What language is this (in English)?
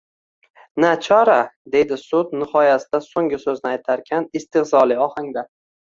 Uzbek